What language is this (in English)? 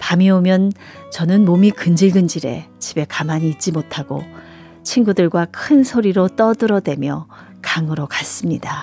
Korean